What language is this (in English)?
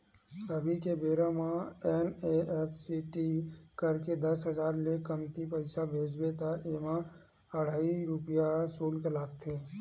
Chhattisgarhi